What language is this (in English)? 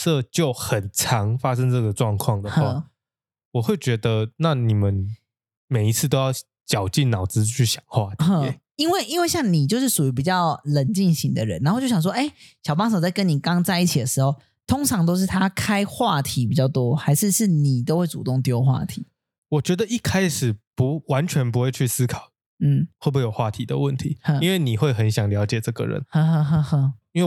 Chinese